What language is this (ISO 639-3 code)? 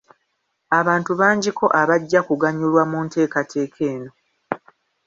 lug